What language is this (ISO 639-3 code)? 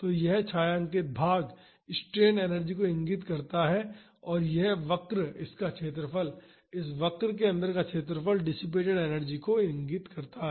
hin